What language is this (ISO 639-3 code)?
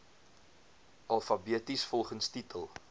afr